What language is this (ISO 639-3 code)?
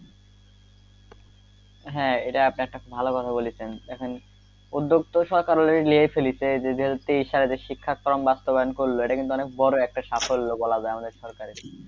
ben